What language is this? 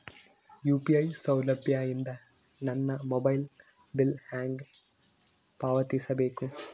Kannada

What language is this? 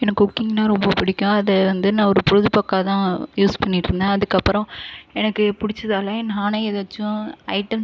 Tamil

